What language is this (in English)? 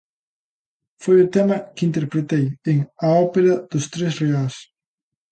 Galician